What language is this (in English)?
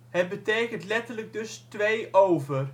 Dutch